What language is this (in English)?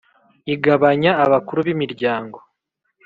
Kinyarwanda